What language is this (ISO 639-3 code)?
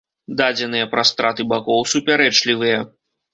bel